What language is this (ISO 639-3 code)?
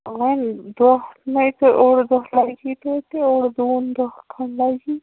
kas